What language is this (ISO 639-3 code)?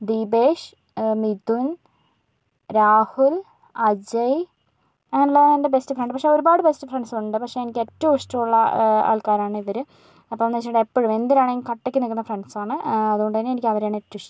mal